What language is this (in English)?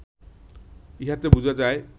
Bangla